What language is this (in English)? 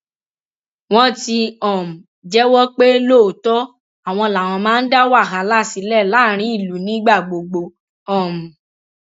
Yoruba